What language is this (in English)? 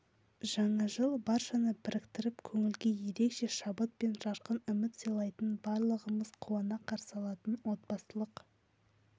Kazakh